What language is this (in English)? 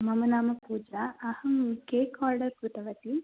Sanskrit